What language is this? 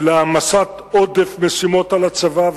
Hebrew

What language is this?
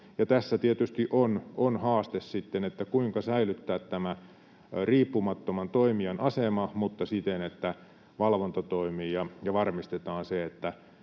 Finnish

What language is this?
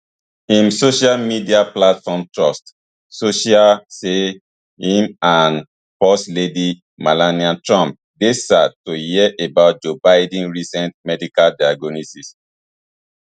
Nigerian Pidgin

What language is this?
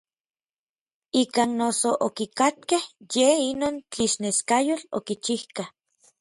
Orizaba Nahuatl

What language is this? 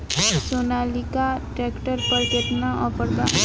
Bhojpuri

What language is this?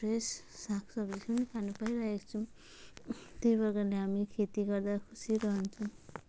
Nepali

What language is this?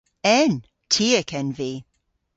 Cornish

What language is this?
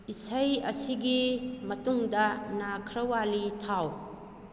Manipuri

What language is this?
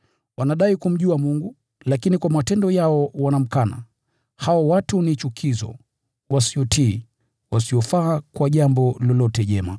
Swahili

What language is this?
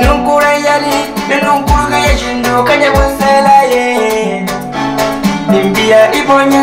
Italian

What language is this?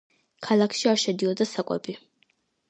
Georgian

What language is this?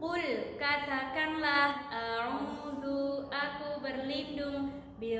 Indonesian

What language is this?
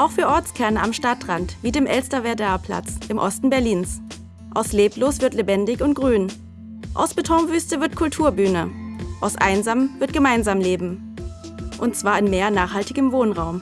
German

